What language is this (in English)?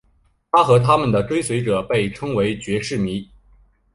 Chinese